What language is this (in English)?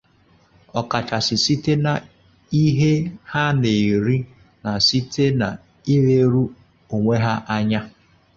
Igbo